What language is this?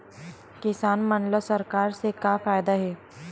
Chhattisgarhi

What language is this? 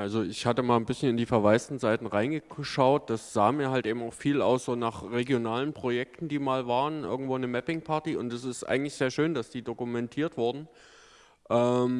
German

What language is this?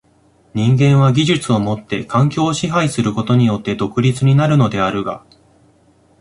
Japanese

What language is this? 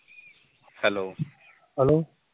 Punjabi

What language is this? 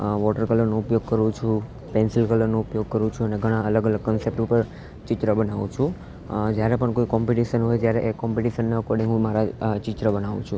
Gujarati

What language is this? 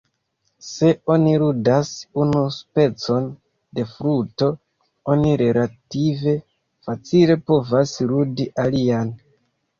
Esperanto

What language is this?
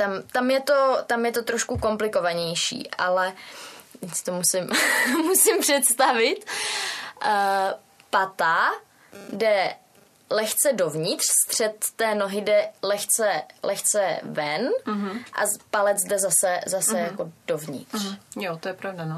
Czech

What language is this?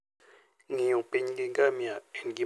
Luo (Kenya and Tanzania)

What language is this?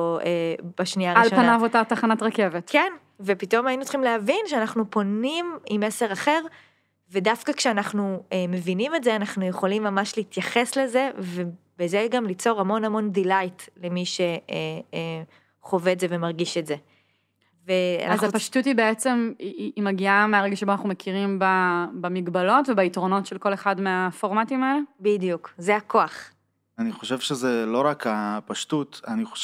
Hebrew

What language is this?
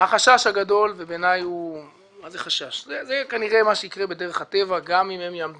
Hebrew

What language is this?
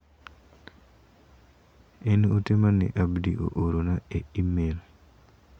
Luo (Kenya and Tanzania)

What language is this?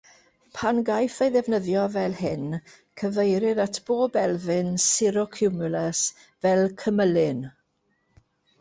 Welsh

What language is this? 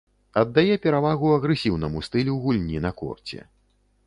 Belarusian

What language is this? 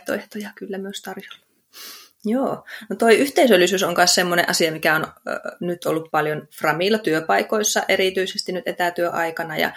Finnish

